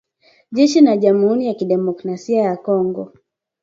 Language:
Swahili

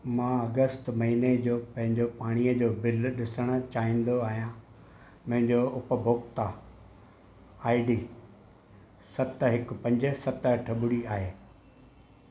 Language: Sindhi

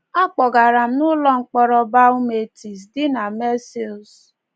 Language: Igbo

